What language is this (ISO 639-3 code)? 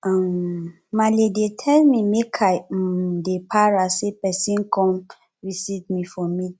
pcm